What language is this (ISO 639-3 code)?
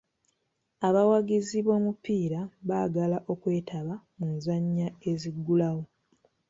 lug